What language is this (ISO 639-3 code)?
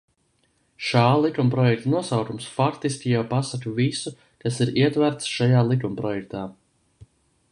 lav